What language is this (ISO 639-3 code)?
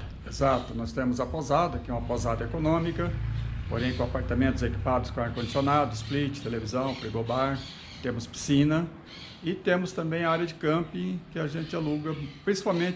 por